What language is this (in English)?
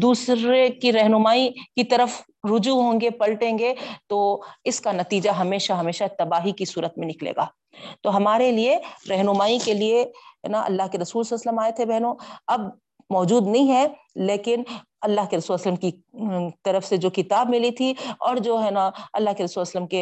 Urdu